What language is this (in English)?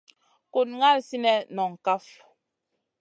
Masana